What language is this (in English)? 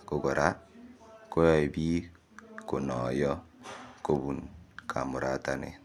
Kalenjin